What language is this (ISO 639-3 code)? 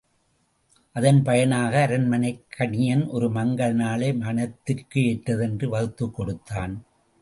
tam